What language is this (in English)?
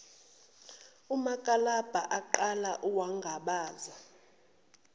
Zulu